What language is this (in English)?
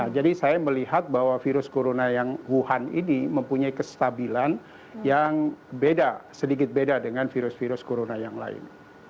Indonesian